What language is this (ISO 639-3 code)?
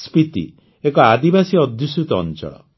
ori